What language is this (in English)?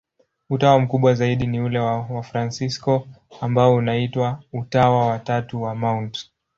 Swahili